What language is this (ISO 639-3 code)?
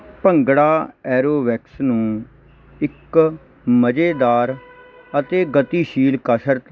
pan